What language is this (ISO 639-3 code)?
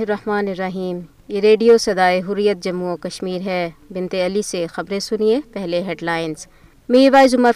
urd